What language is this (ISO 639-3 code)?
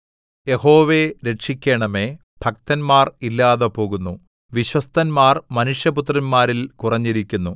mal